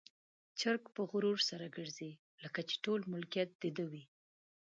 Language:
Pashto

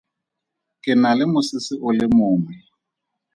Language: Tswana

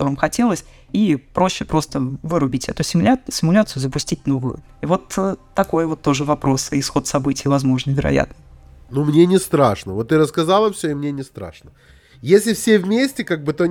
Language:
Russian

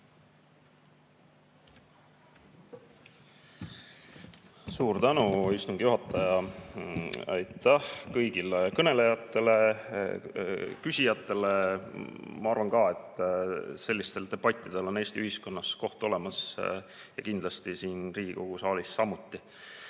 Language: Estonian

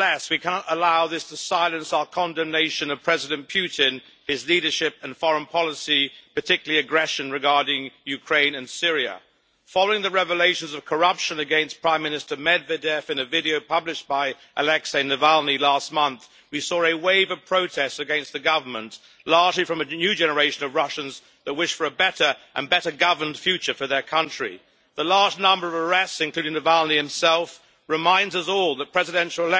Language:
English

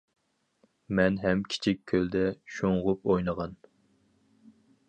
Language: Uyghur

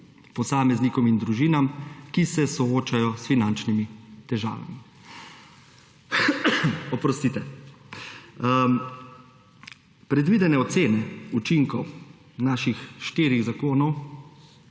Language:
Slovenian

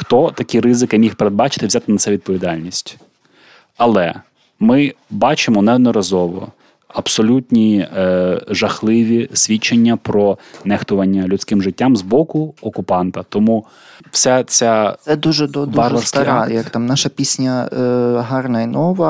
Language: Ukrainian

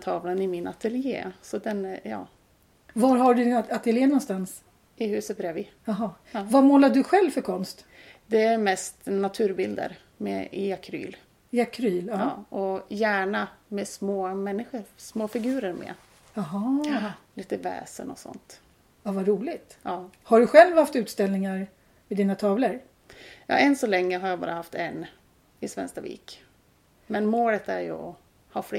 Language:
Swedish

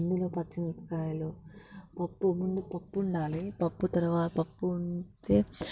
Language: Telugu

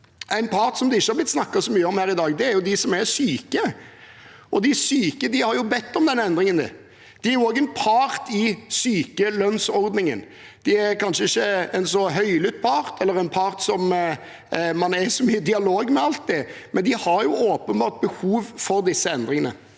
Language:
Norwegian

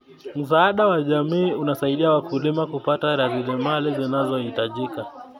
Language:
Kalenjin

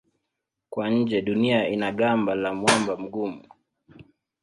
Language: Swahili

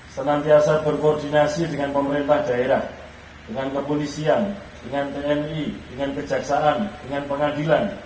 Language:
Indonesian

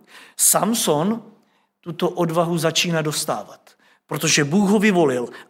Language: Czech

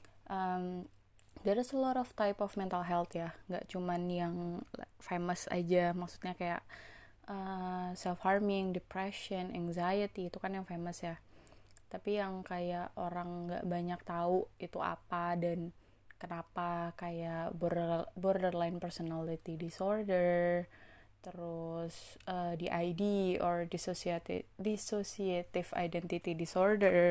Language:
Indonesian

